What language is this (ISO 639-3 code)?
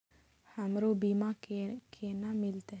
mai